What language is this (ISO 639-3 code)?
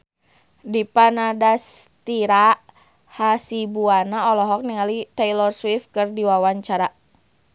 sun